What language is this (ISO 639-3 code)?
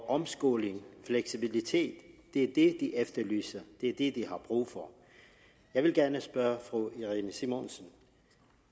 dan